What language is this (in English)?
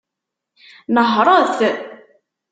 Kabyle